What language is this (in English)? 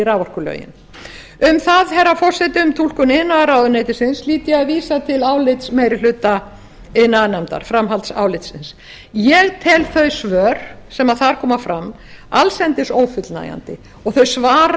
Icelandic